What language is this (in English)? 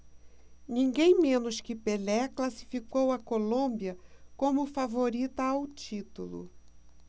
Portuguese